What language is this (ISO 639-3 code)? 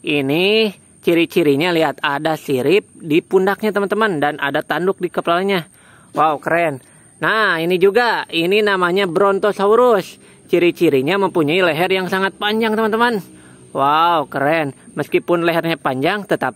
ind